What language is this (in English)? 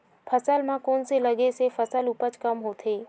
Chhattisgarhi